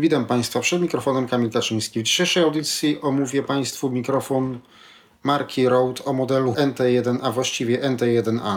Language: Polish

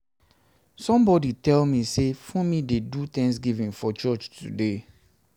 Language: Nigerian Pidgin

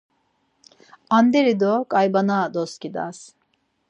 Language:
Laz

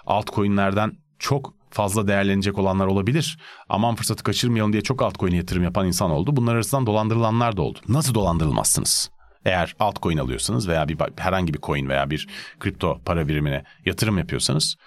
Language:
Turkish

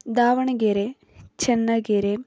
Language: Kannada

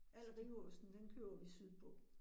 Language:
Danish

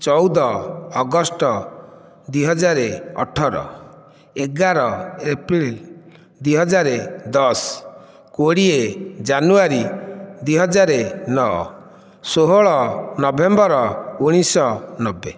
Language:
Odia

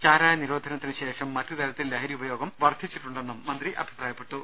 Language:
Malayalam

